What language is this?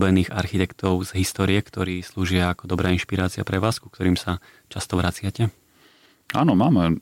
Slovak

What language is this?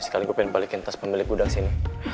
Indonesian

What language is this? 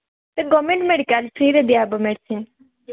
Odia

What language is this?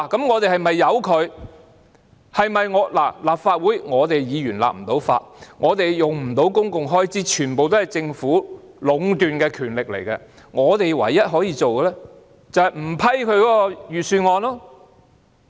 Cantonese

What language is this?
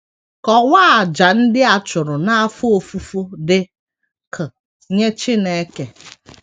Igbo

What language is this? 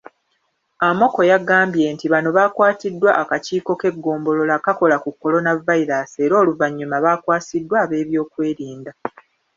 Ganda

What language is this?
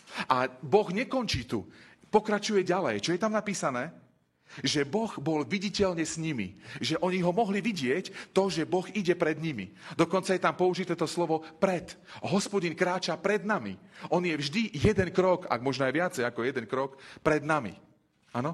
Slovak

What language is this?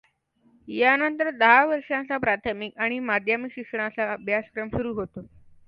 Marathi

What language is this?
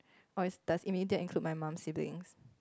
English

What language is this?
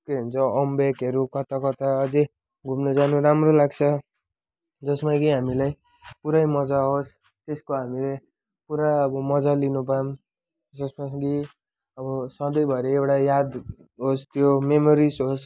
Nepali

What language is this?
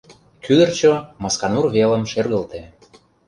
Mari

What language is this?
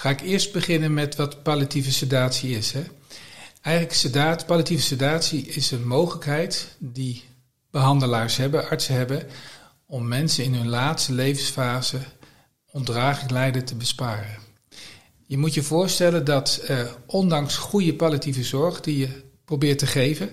Dutch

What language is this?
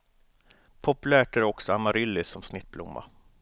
Swedish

